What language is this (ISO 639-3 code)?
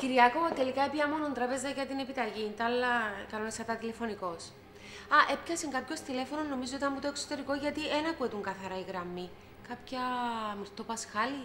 ell